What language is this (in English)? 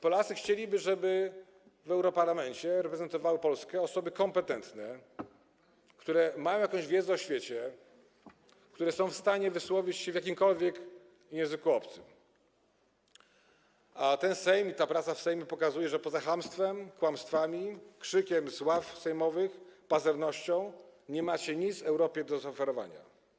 Polish